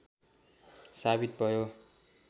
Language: Nepali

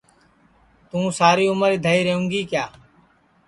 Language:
Sansi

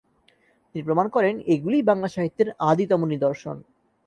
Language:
Bangla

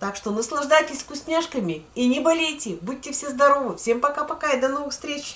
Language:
Russian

